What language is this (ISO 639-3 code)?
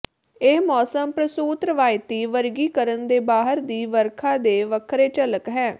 pan